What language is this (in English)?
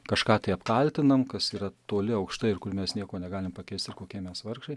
Lithuanian